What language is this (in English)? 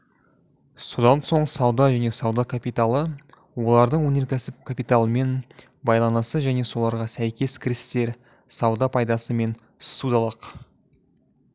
Kazakh